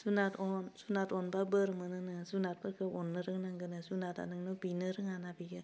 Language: Bodo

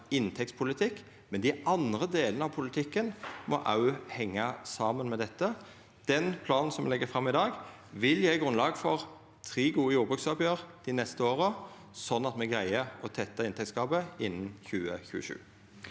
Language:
Norwegian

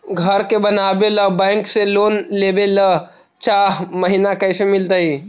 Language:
Magahi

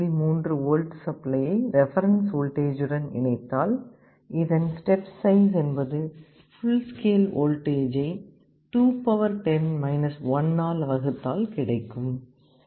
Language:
Tamil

